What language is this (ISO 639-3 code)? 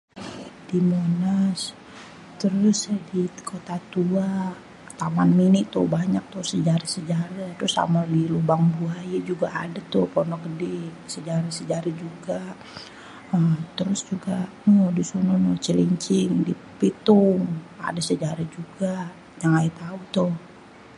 bew